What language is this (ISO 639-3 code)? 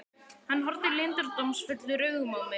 isl